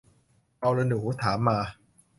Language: Thai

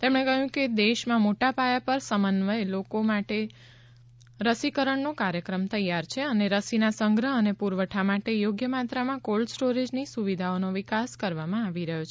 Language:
Gujarati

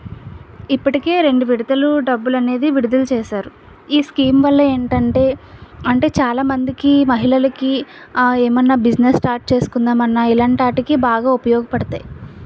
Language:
Telugu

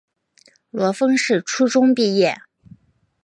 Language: Chinese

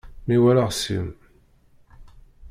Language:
Kabyle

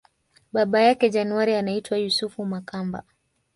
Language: Swahili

